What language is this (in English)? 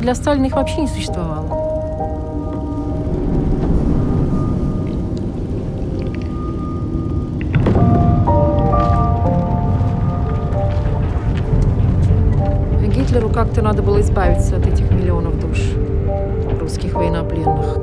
Russian